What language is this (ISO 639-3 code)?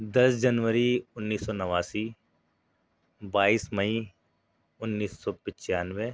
urd